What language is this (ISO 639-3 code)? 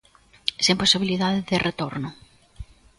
glg